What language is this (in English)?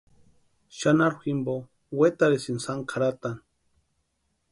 Western Highland Purepecha